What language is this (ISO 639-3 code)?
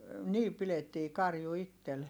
fin